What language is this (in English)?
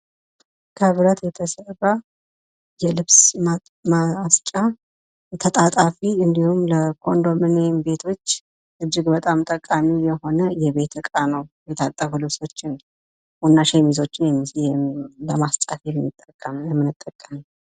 Amharic